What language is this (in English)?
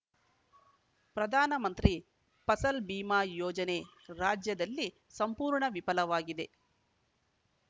Kannada